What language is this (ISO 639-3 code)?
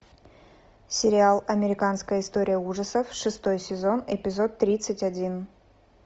rus